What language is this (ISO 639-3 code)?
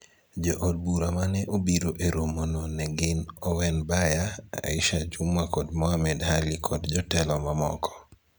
luo